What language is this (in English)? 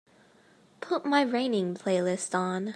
English